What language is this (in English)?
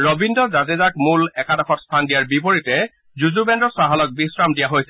Assamese